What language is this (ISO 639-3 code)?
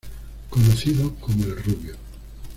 spa